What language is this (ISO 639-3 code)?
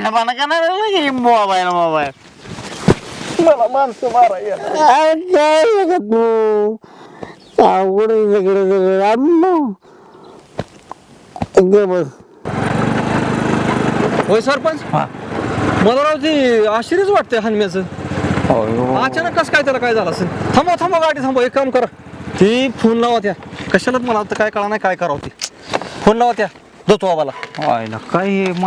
ind